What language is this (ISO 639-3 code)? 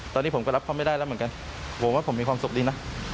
tha